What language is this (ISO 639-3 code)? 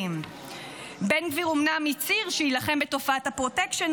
heb